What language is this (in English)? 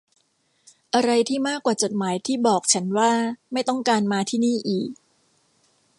Thai